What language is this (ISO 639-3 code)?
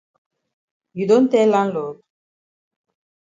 wes